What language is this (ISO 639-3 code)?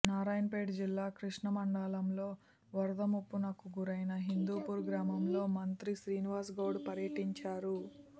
tel